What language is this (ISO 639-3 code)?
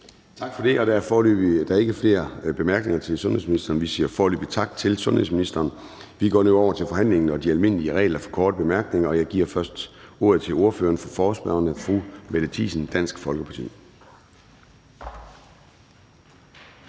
dan